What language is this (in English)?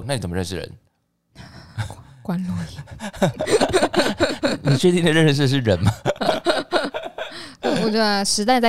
Chinese